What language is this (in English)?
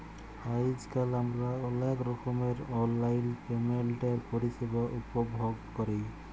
Bangla